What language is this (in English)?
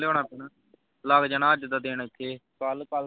Punjabi